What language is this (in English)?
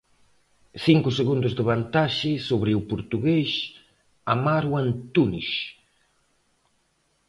Galician